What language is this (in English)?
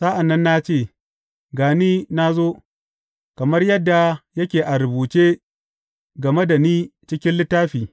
Hausa